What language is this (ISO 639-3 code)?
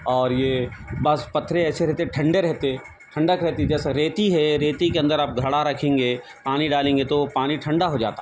urd